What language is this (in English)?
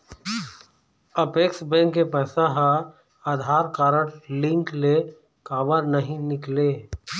Chhattisgarhi